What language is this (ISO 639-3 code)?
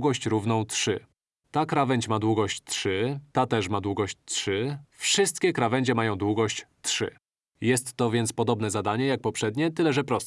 pol